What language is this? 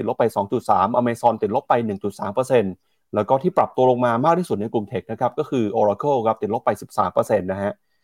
Thai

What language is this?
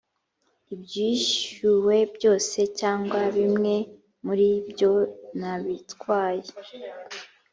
Kinyarwanda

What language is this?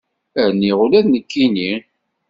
Kabyle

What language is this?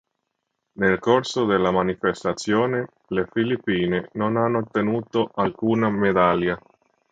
Italian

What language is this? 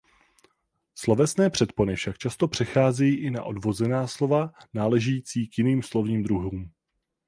Czech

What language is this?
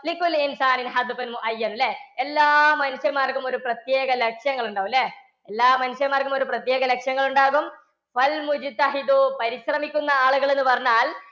Malayalam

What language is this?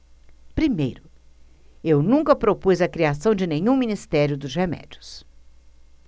Portuguese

